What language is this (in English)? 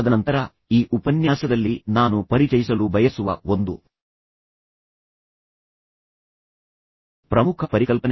Kannada